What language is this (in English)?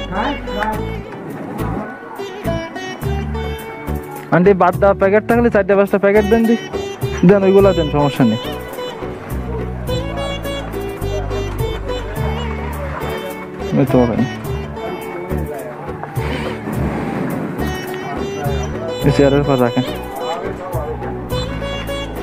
Indonesian